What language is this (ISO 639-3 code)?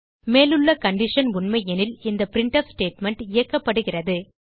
tam